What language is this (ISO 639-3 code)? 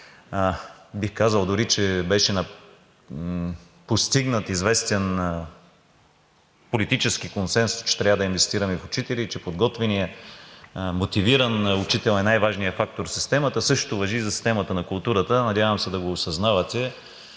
bul